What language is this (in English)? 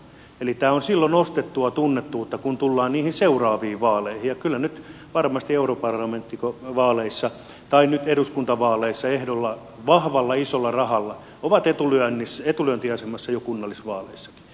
Finnish